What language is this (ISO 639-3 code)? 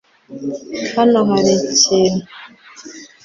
kin